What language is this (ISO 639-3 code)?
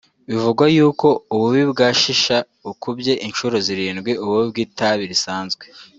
kin